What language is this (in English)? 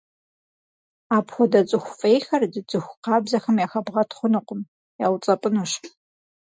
Kabardian